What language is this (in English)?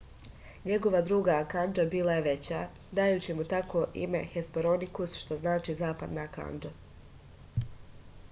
Serbian